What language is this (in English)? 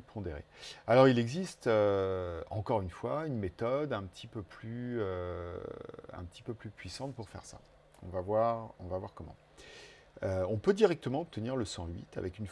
French